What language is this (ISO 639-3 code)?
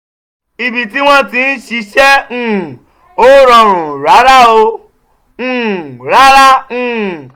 yor